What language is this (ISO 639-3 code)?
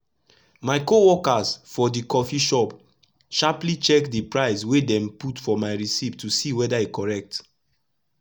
pcm